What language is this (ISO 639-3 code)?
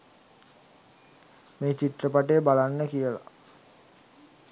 sin